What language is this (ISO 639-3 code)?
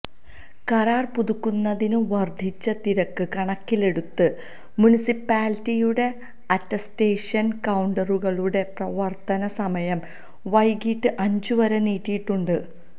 mal